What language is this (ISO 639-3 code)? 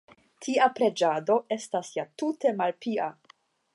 epo